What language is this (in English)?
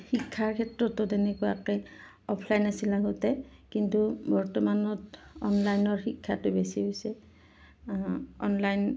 Assamese